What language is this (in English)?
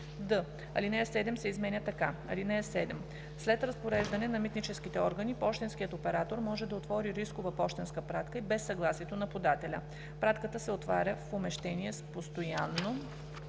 Bulgarian